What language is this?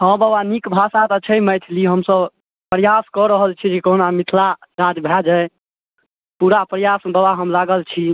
Maithili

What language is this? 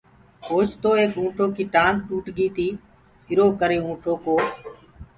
Gurgula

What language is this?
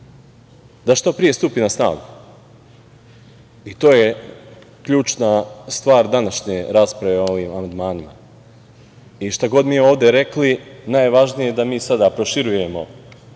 Serbian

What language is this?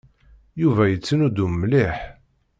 Kabyle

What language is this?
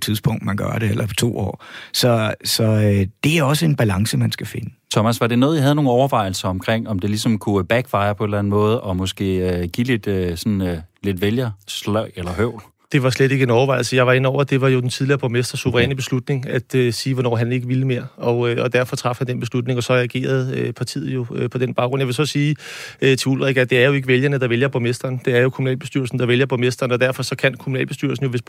Danish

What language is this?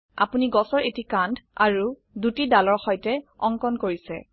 Assamese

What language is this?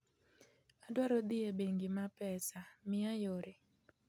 Luo (Kenya and Tanzania)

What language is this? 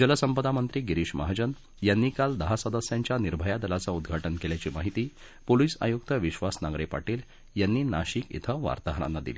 Marathi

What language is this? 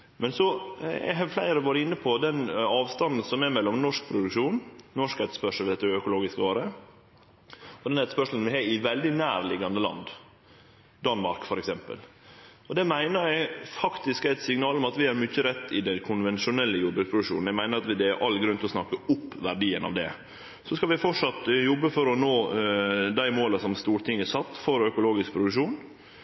Norwegian Nynorsk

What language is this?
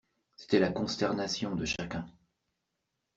French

